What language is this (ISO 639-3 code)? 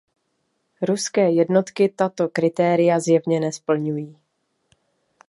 ces